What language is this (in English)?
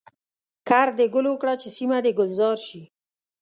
Pashto